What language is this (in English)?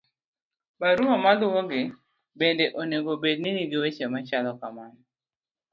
Luo (Kenya and Tanzania)